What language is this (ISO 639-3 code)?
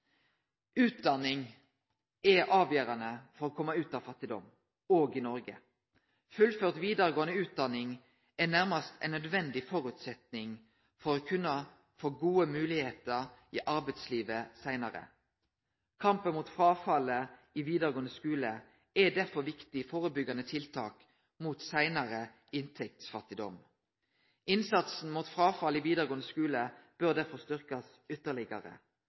nno